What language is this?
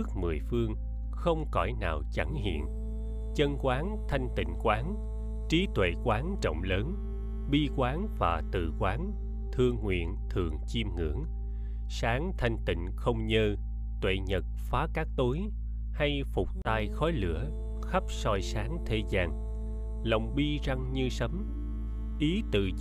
Vietnamese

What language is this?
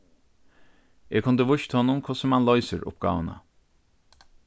Faroese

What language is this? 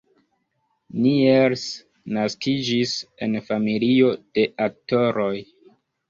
Esperanto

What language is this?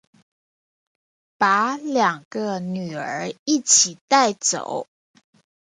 Chinese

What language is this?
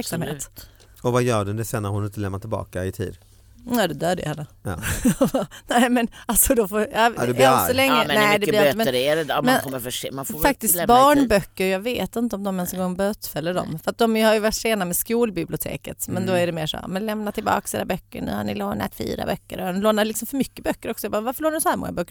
Swedish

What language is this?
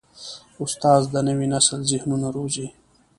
Pashto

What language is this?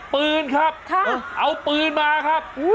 Thai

